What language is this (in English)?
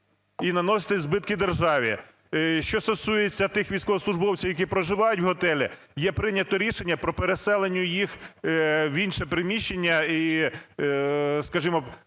Ukrainian